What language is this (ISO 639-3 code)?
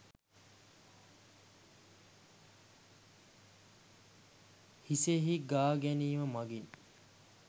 sin